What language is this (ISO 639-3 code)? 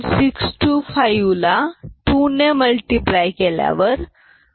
mar